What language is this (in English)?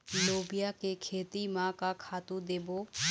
Chhattisgarhi